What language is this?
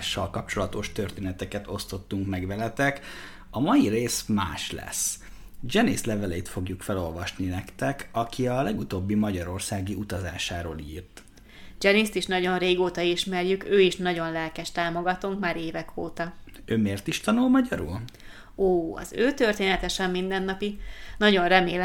Hungarian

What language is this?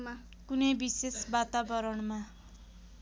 Nepali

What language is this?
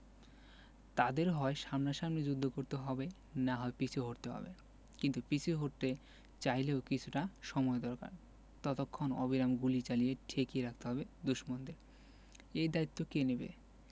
Bangla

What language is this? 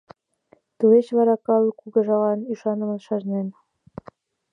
Mari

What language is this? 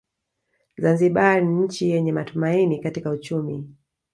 Swahili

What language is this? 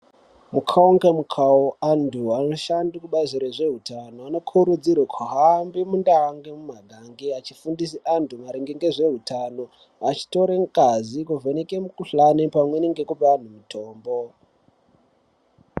Ndau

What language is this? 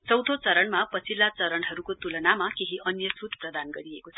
Nepali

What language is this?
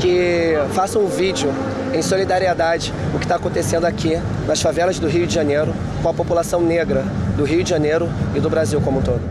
Portuguese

